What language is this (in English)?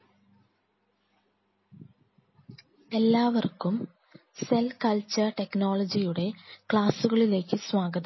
Malayalam